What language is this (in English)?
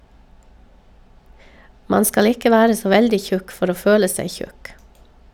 Norwegian